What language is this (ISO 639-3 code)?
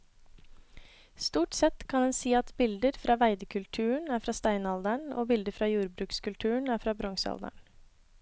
nor